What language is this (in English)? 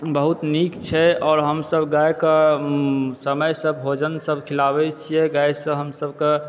Maithili